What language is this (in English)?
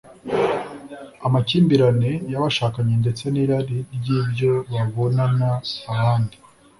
Kinyarwanda